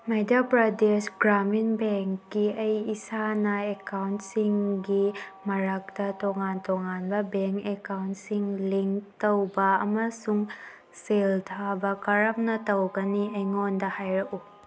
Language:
Manipuri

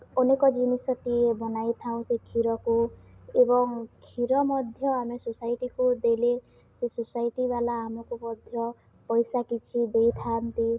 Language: Odia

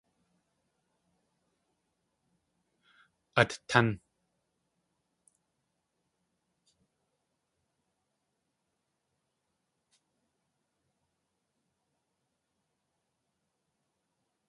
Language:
Tlingit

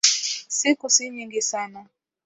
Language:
Swahili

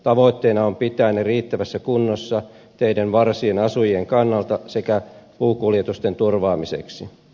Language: Finnish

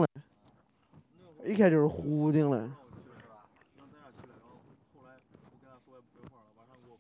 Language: Chinese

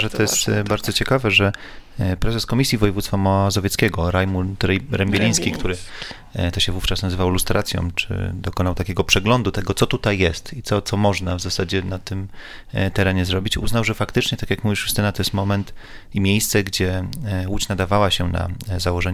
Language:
Polish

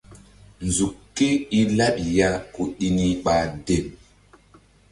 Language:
Mbum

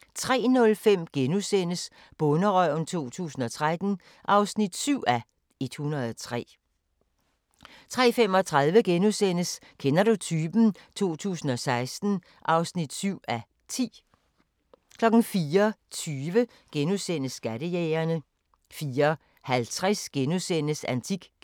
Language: Danish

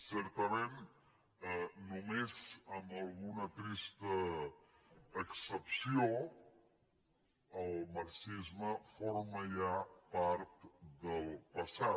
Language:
Catalan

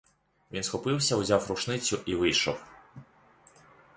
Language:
Ukrainian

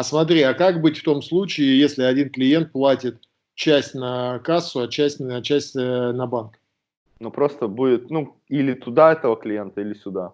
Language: Russian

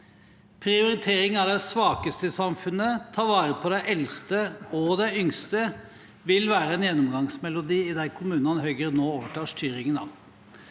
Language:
Norwegian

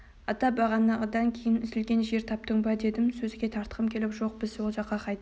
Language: Kazakh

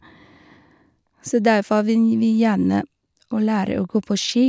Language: Norwegian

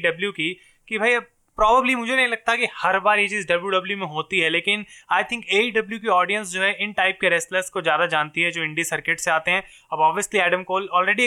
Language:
Hindi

